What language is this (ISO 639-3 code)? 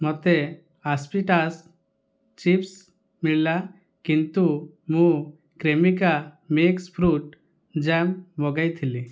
ori